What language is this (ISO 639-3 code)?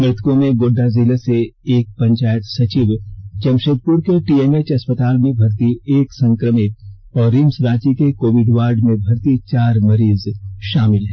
hin